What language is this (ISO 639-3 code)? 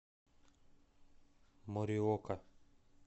rus